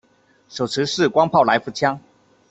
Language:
Chinese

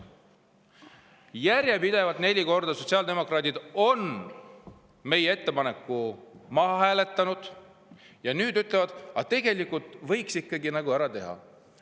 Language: Estonian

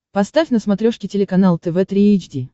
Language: Russian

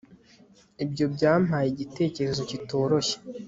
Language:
Kinyarwanda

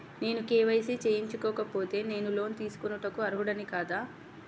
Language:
Telugu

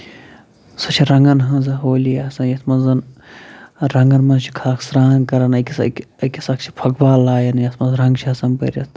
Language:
Kashmiri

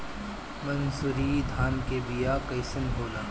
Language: Bhojpuri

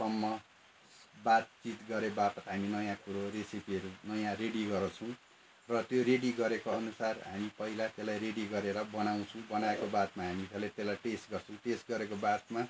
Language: Nepali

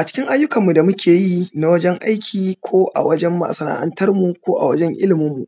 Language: Hausa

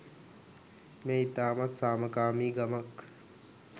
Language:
Sinhala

